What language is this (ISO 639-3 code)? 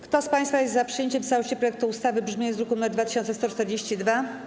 pol